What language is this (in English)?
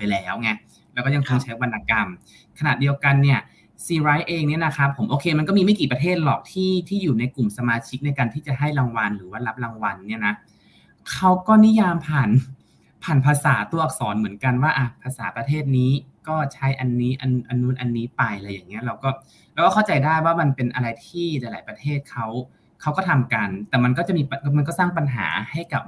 Thai